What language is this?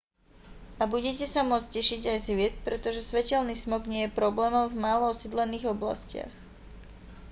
Slovak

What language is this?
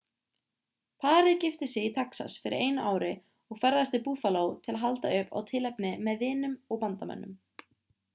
Icelandic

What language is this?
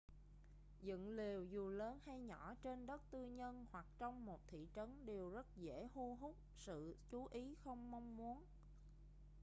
Vietnamese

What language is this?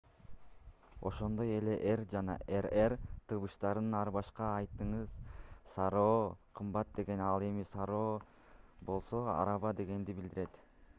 Kyrgyz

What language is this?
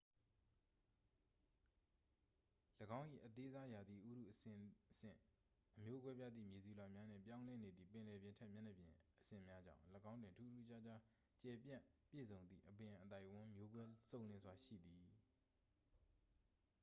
Burmese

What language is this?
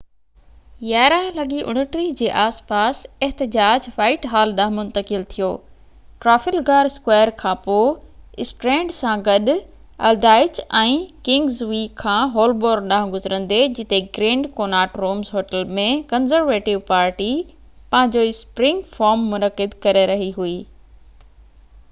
Sindhi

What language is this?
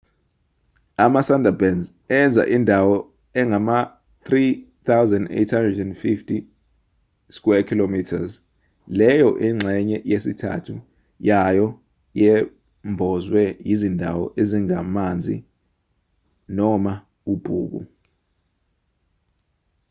Zulu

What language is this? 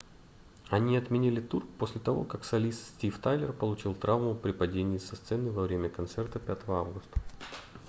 Russian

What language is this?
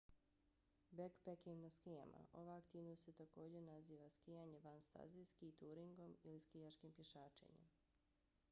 Bosnian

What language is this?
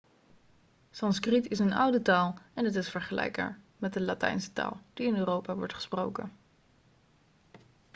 Dutch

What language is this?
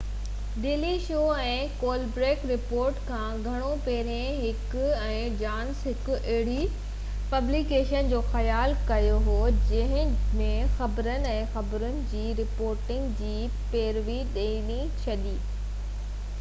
Sindhi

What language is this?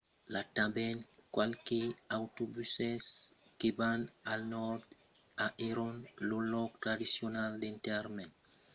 Occitan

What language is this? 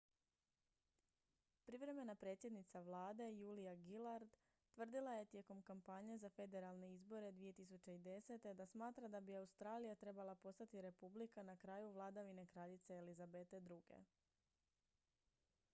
Croatian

